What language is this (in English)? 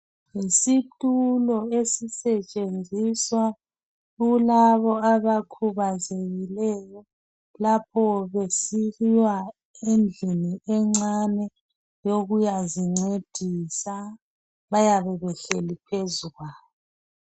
North Ndebele